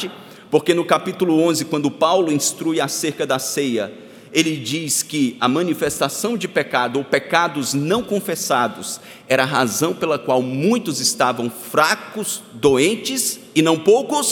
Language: Portuguese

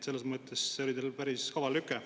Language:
Estonian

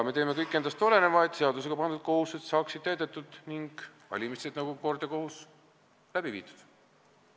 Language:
Estonian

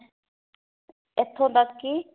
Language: Punjabi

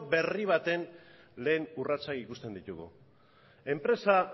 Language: Basque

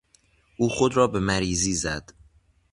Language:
Persian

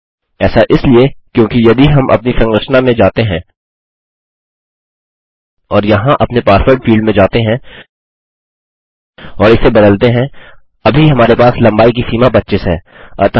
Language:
Hindi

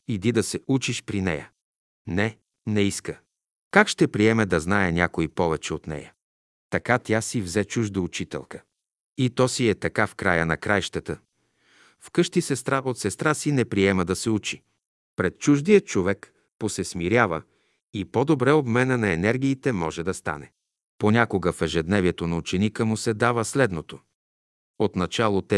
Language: Bulgarian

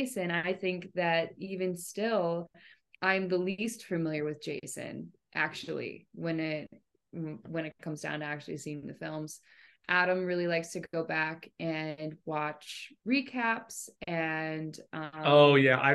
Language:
English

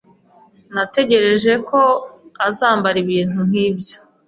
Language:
Kinyarwanda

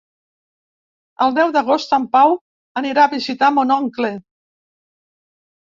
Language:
Catalan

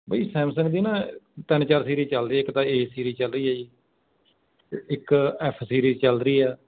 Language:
Punjabi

